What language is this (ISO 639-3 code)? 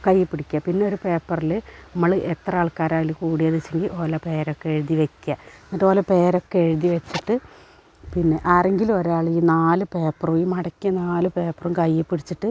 mal